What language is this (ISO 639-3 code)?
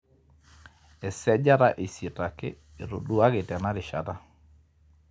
mas